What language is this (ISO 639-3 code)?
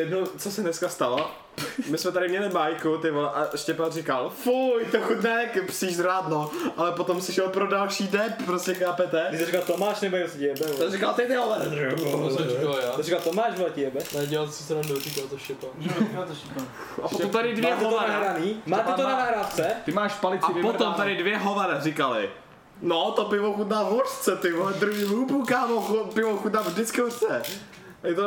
ces